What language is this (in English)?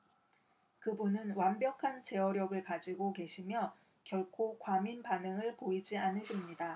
Korean